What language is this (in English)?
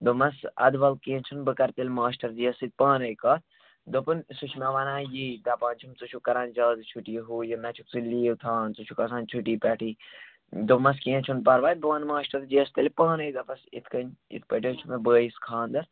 Kashmiri